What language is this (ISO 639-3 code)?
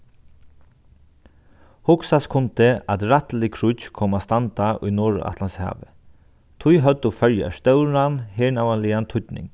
fao